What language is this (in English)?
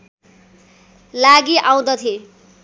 Nepali